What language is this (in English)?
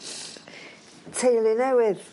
Welsh